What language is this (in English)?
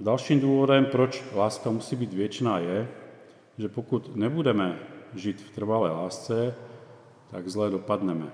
Czech